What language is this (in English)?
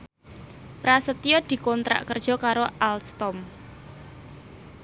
Javanese